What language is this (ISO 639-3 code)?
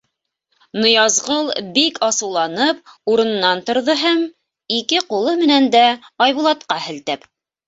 bak